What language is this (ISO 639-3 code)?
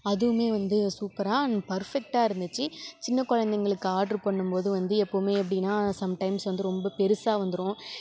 tam